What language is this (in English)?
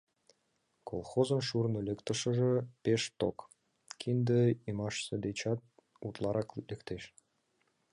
Mari